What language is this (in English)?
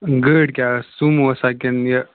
Kashmiri